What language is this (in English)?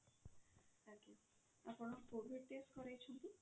Odia